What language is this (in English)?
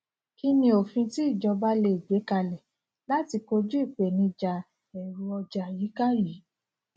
Yoruba